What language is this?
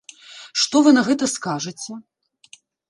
Belarusian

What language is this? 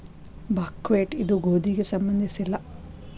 Kannada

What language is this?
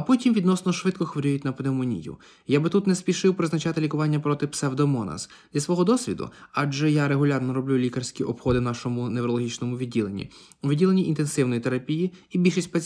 Ukrainian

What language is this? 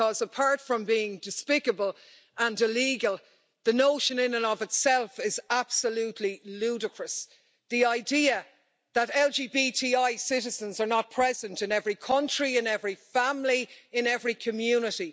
English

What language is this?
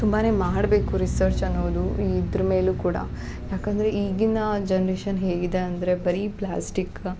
Kannada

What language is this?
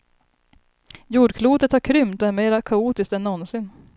Swedish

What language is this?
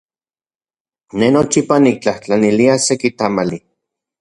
Central Puebla Nahuatl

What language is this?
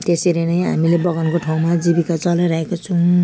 Nepali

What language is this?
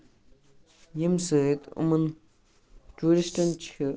Kashmiri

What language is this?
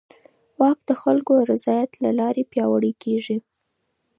Pashto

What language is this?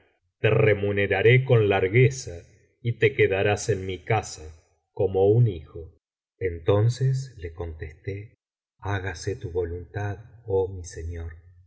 Spanish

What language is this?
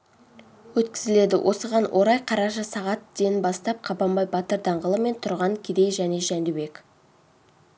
Kazakh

